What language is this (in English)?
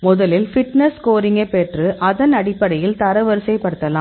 Tamil